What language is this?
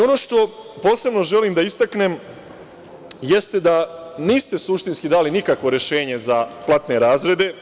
Serbian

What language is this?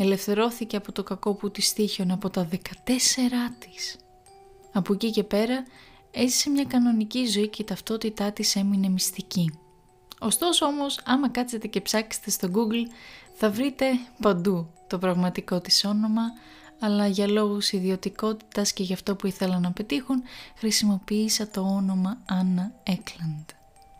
Greek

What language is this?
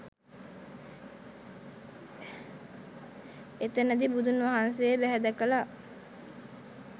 Sinhala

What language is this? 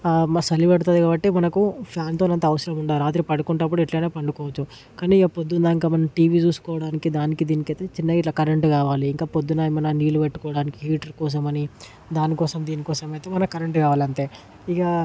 Telugu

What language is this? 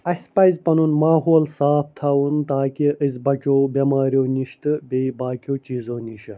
Kashmiri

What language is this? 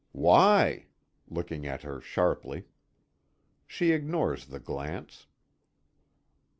English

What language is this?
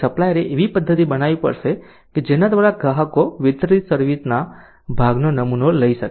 Gujarati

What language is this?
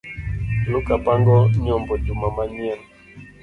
Luo (Kenya and Tanzania)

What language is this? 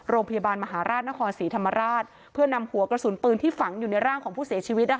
Thai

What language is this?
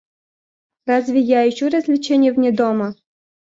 Russian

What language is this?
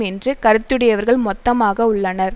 Tamil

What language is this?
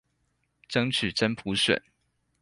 Chinese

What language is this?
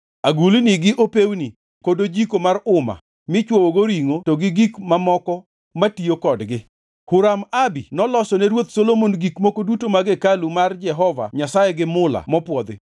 Luo (Kenya and Tanzania)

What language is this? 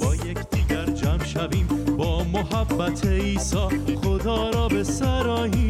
Persian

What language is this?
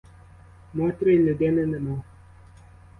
Ukrainian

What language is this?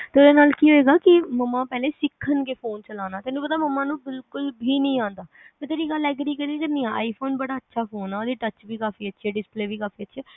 Punjabi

